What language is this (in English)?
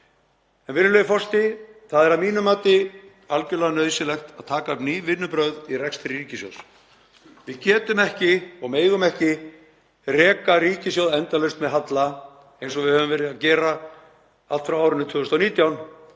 Icelandic